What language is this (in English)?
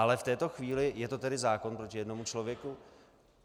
Czech